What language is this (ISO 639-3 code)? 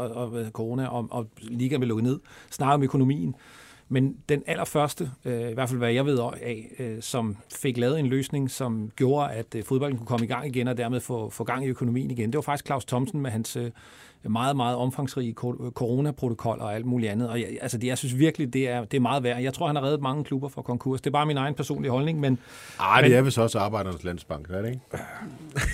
dan